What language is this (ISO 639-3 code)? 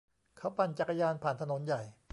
tha